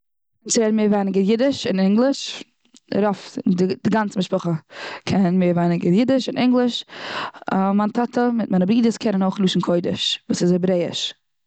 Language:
Yiddish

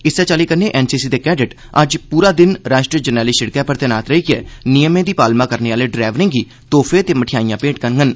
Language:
Dogri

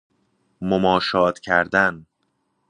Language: Persian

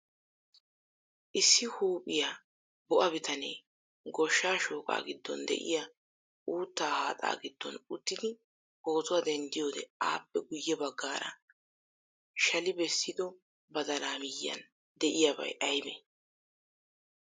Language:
Wolaytta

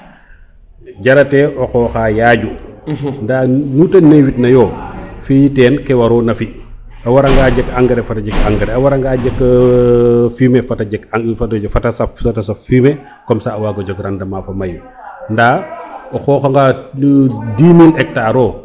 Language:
Serer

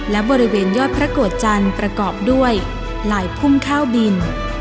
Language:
Thai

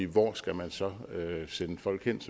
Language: Danish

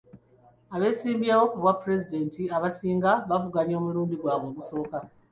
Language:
Ganda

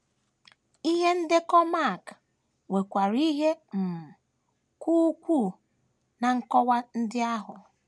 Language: Igbo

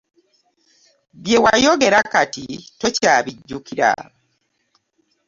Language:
Ganda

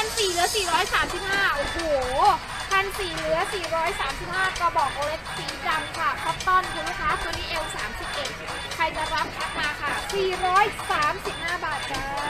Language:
Thai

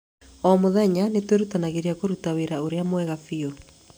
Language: Kikuyu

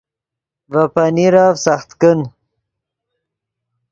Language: Yidgha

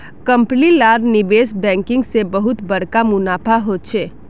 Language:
Magahi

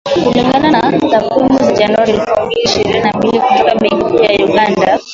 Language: Swahili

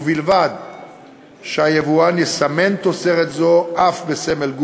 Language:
Hebrew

